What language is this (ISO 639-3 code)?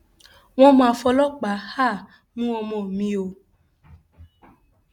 yor